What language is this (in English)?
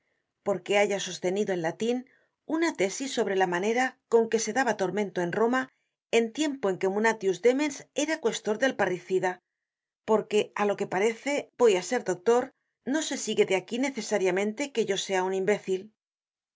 Spanish